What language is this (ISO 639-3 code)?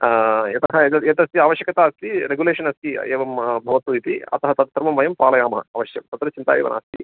san